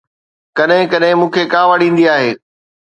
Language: Sindhi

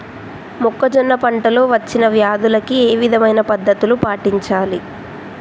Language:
Telugu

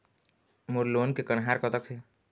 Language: Chhattisgarhi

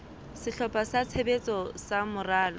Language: Southern Sotho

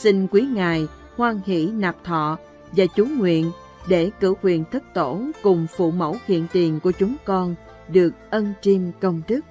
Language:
Vietnamese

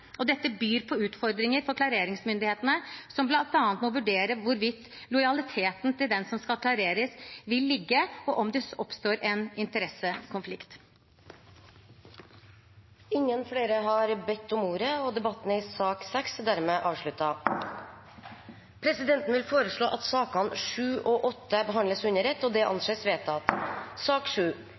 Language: Norwegian Bokmål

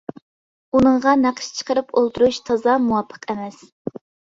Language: Uyghur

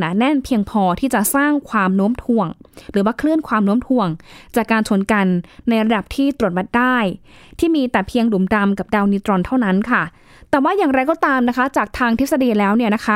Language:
Thai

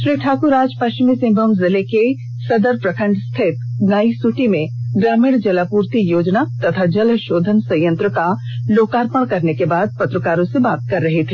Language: Hindi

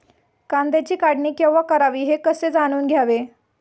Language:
Marathi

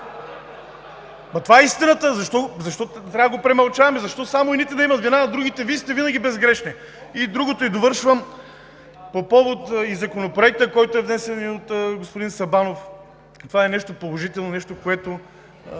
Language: Bulgarian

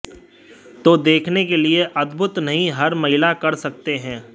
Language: Hindi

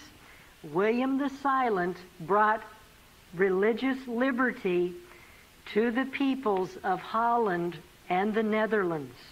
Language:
Dutch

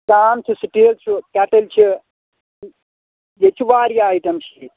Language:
Kashmiri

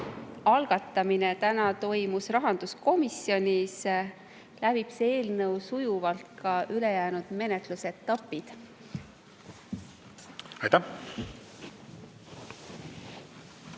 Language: Estonian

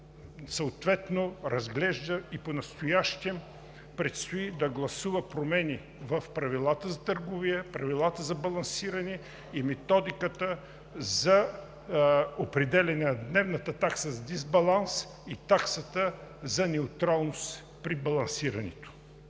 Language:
Bulgarian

